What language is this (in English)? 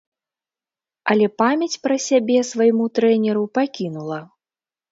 Belarusian